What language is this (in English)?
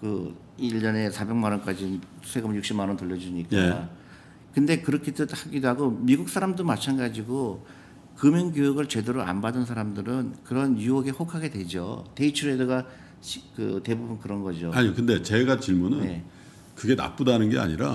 Korean